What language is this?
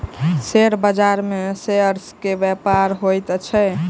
Maithili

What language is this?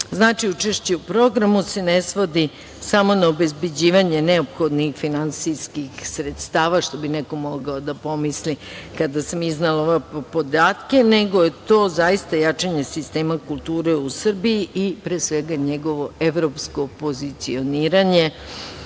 Serbian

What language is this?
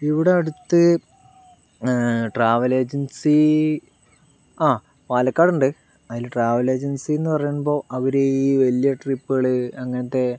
Malayalam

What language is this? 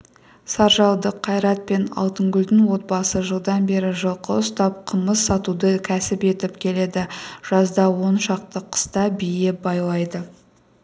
Kazakh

